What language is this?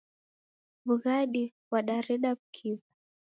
Taita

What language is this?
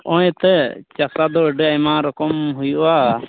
Santali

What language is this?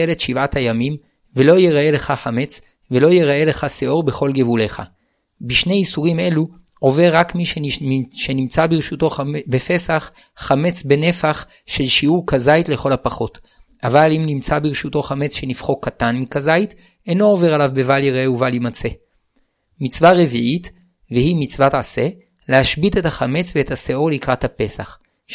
Hebrew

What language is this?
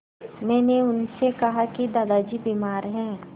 Hindi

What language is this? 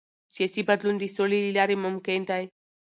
Pashto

